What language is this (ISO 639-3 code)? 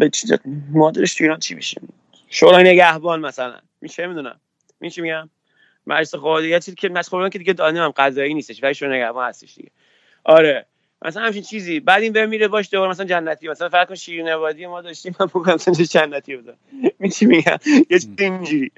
fas